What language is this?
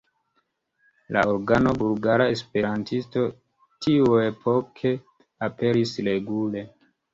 Esperanto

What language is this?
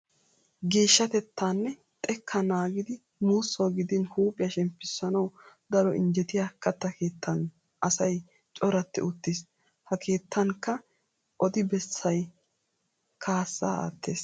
Wolaytta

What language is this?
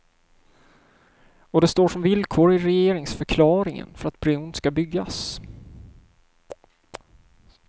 Swedish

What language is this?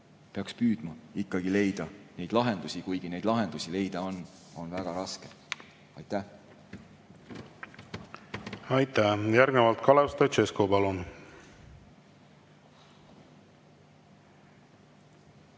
Estonian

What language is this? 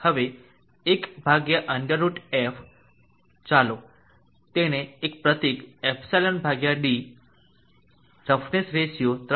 Gujarati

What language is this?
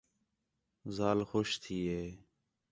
Khetrani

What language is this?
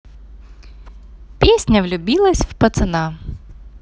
Russian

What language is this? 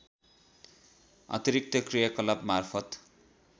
Nepali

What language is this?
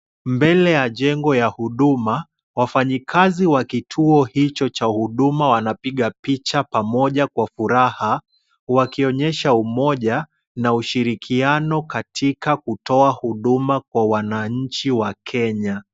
Swahili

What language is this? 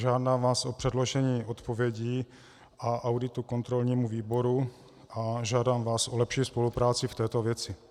Czech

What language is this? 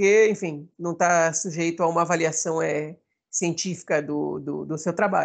Portuguese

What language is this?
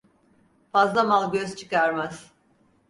Turkish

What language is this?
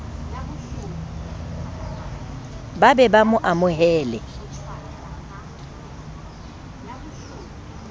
Southern Sotho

